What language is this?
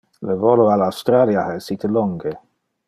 Interlingua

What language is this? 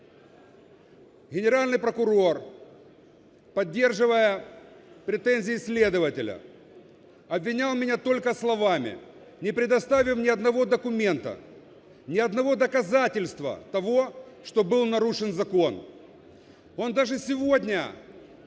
Ukrainian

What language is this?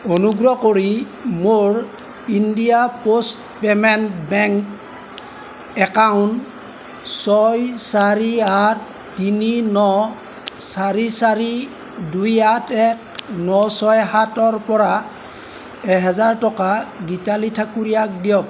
Assamese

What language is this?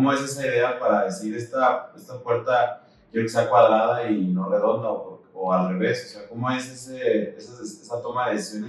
Spanish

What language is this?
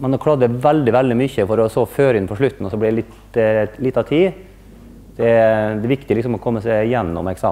Norwegian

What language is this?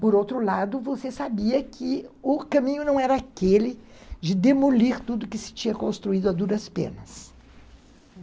Portuguese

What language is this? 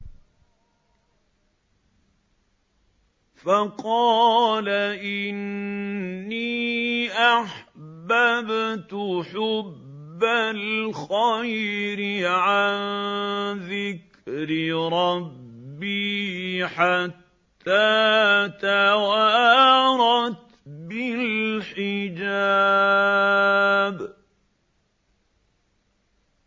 Arabic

